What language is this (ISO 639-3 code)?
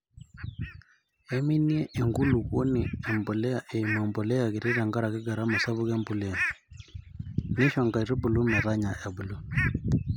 mas